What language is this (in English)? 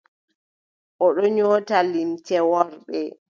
Adamawa Fulfulde